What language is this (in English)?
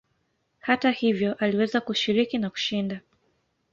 Swahili